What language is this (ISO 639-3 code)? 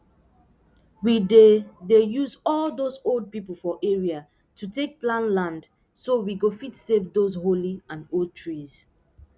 pcm